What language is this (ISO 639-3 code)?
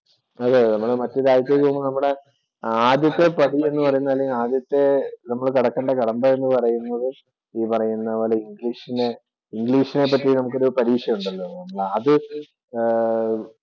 mal